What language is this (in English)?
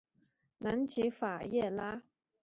Chinese